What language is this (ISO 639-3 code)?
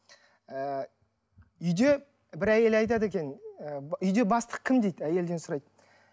kaz